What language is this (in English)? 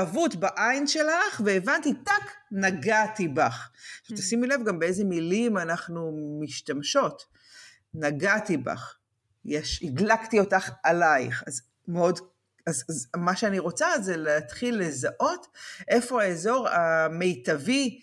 Hebrew